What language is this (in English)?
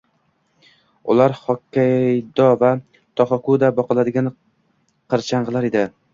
Uzbek